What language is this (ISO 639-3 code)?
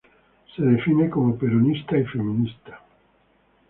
spa